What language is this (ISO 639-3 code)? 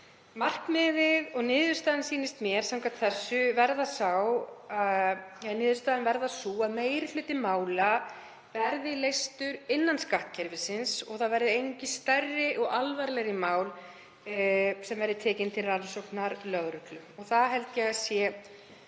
isl